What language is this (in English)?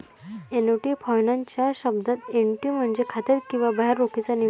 Marathi